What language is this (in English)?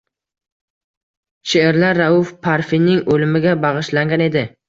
Uzbek